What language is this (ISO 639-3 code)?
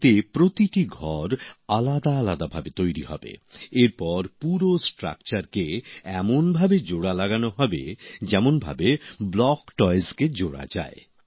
ben